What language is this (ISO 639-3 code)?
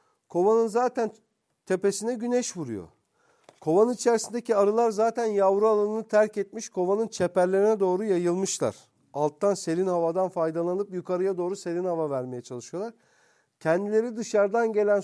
tur